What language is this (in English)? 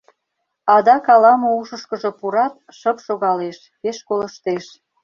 Mari